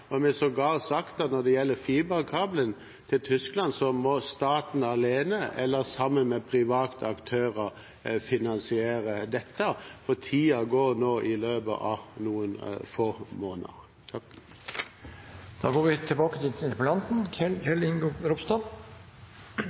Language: Norwegian Bokmål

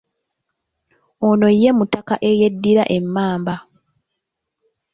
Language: Ganda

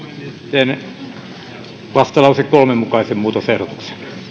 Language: Finnish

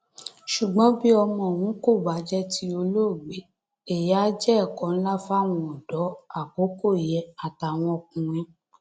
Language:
Yoruba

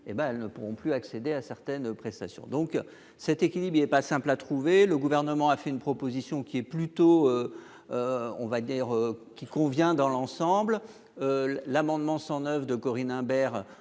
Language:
French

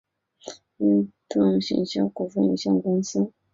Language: Chinese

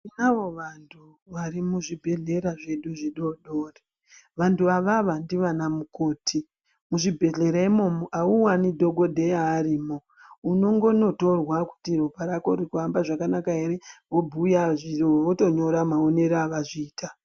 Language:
Ndau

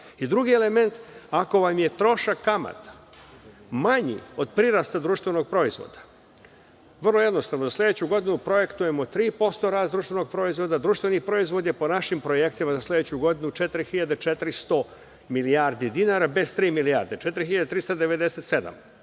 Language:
Serbian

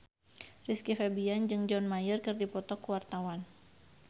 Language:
Sundanese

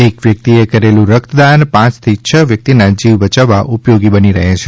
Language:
Gujarati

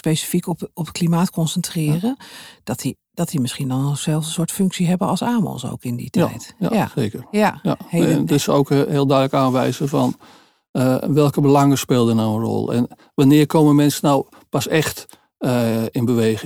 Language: Dutch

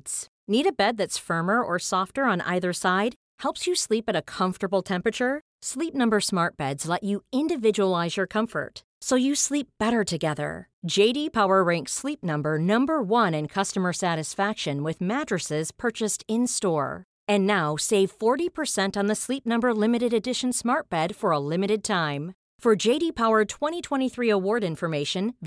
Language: Swedish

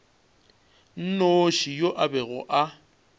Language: Northern Sotho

